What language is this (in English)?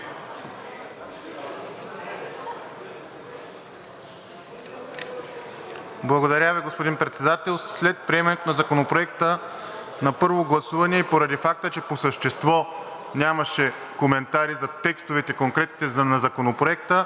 Bulgarian